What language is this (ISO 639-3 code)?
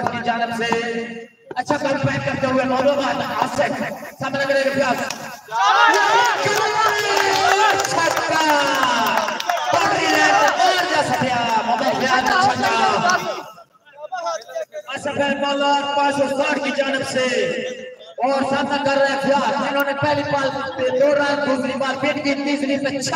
ara